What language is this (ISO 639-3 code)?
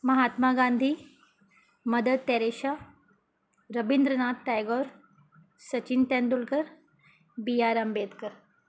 urd